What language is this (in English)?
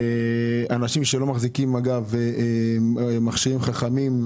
Hebrew